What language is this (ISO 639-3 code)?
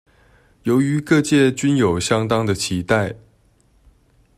zho